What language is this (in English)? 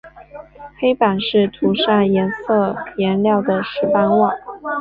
Chinese